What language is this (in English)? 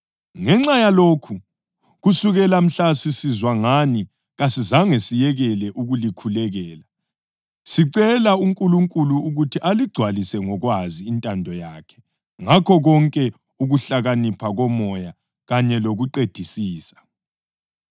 North Ndebele